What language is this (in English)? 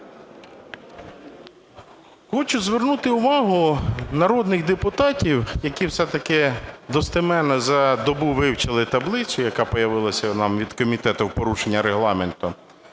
Ukrainian